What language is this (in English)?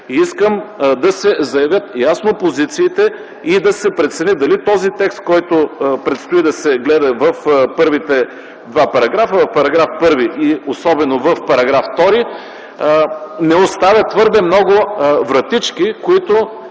Bulgarian